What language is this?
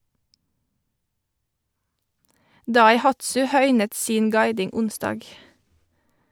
Norwegian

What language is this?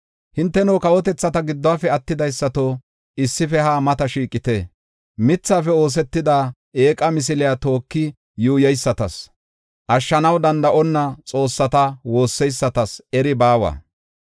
Gofa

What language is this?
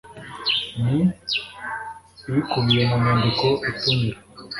Kinyarwanda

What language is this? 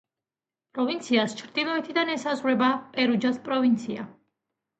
Georgian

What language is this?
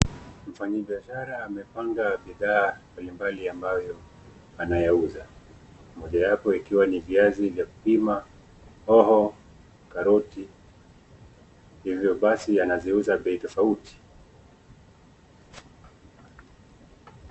Swahili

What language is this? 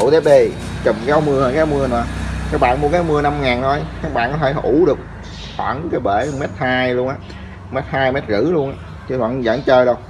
Vietnamese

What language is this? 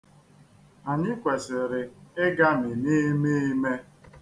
Igbo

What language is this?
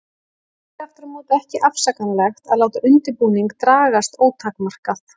Icelandic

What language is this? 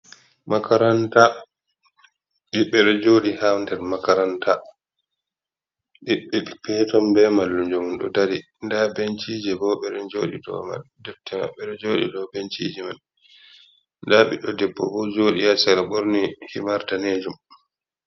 Fula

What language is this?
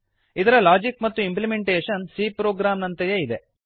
Kannada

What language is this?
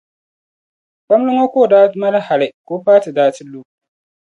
Dagbani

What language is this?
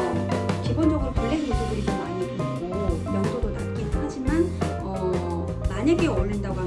Korean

